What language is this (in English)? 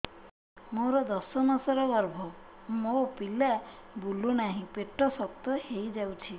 Odia